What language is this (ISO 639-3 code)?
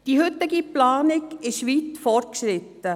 gsw